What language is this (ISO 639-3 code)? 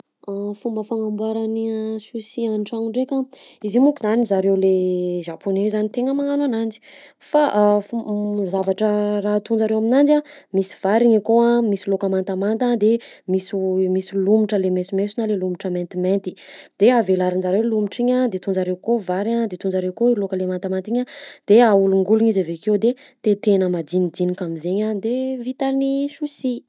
bzc